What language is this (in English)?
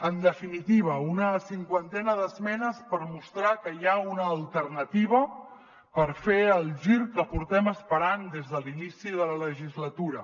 Catalan